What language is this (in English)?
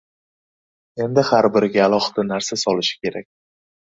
Uzbek